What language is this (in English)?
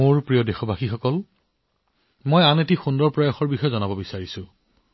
Assamese